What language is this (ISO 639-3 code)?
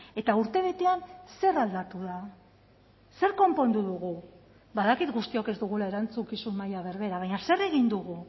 eus